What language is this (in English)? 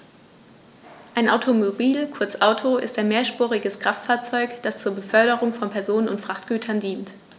German